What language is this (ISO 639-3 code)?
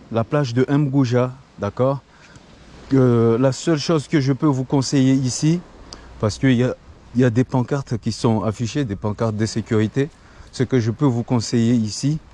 fra